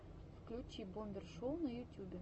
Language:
Russian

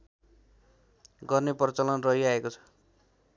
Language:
Nepali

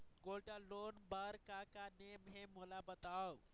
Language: Chhattisgarhi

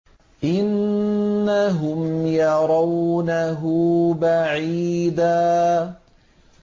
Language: Arabic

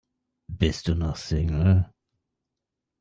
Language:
German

